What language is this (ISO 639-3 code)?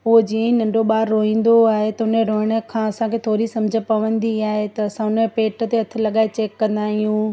snd